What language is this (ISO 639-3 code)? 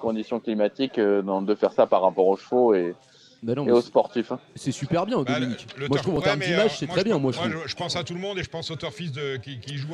fra